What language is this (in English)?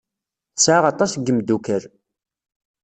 Kabyle